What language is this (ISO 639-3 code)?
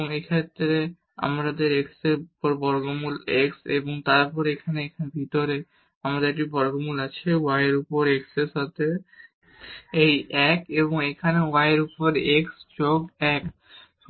ben